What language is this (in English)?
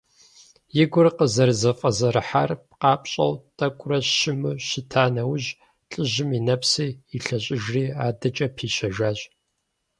Kabardian